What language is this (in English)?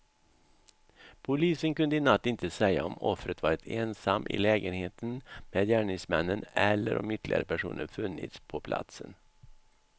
Swedish